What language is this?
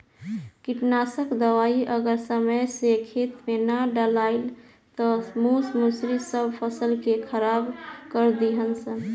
Bhojpuri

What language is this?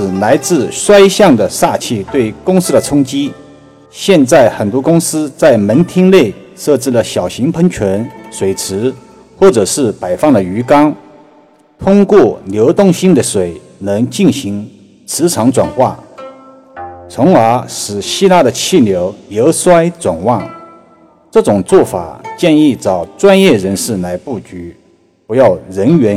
Chinese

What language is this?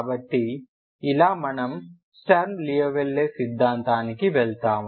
Telugu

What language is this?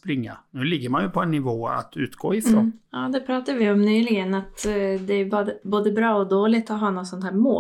Swedish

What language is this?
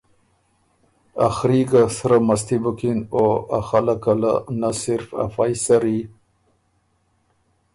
Ormuri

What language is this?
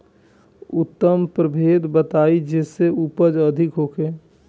Bhojpuri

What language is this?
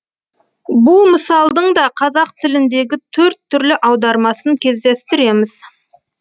Kazakh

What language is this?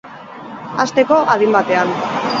Basque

